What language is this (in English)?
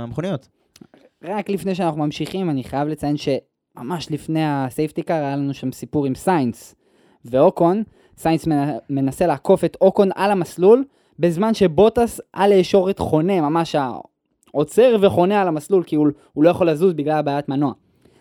Hebrew